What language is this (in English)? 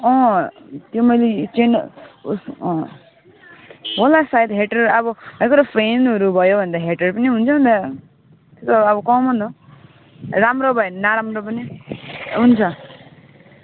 Nepali